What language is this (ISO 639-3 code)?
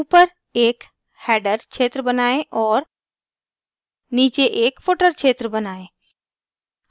hin